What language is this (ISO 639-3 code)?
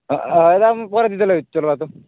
ori